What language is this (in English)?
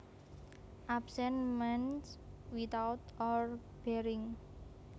Javanese